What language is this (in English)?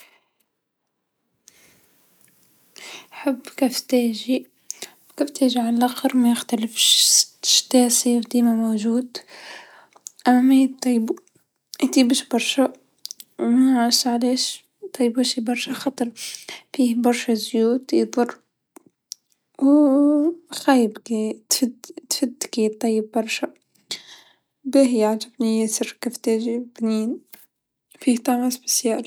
Tunisian Arabic